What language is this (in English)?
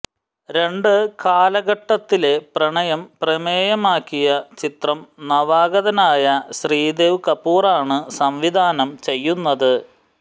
Malayalam